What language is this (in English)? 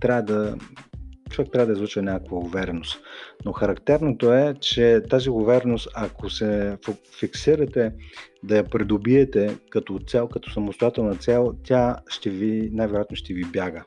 Bulgarian